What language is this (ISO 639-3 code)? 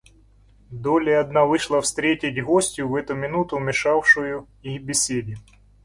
rus